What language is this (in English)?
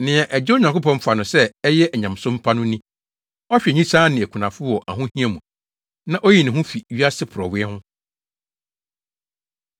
Akan